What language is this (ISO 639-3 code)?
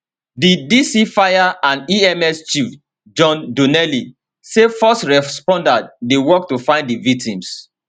pcm